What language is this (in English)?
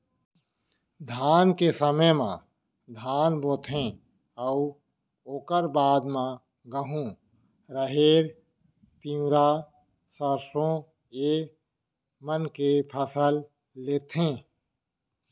Chhattisgarhi